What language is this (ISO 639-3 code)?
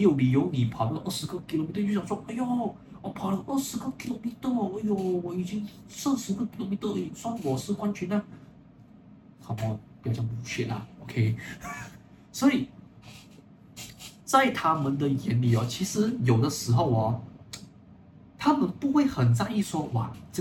zho